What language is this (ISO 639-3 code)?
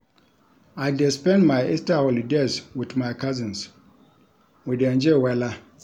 pcm